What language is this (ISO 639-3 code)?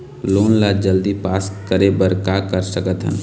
hne